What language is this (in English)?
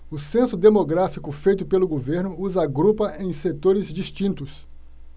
Portuguese